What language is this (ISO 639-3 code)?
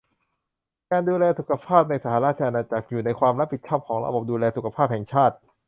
tha